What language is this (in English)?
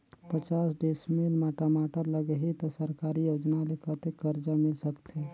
Chhattisgarhi